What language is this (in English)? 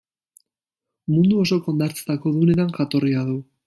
Basque